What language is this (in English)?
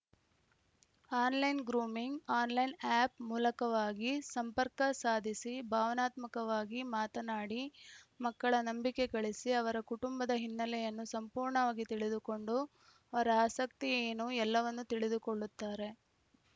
Kannada